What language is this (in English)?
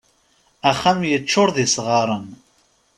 Kabyle